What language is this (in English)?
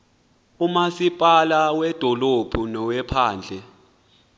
Xhosa